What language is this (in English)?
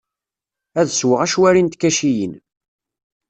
Kabyle